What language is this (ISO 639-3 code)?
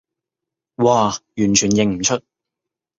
yue